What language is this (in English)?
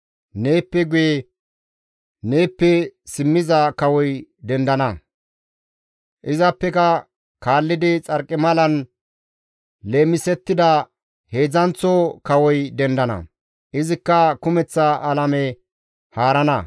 Gamo